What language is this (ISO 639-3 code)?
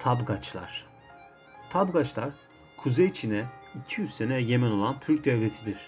tur